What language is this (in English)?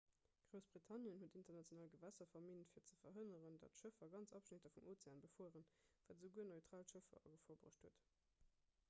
Luxembourgish